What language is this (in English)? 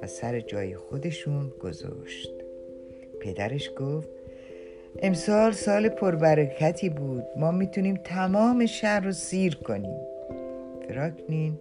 Persian